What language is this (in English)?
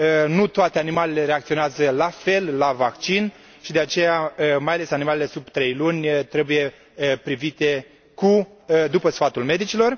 Romanian